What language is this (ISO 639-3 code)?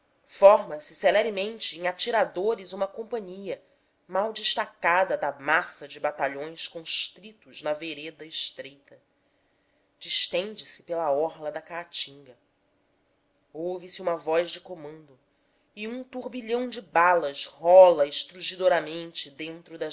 por